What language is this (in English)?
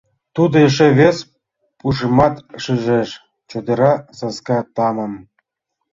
Mari